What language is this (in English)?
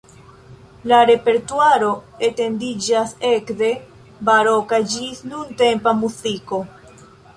Esperanto